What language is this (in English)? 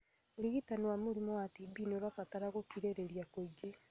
Kikuyu